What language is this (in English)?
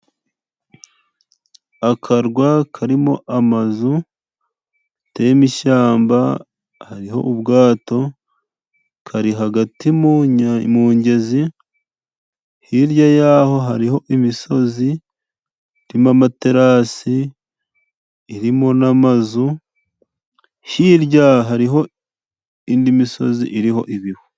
Kinyarwanda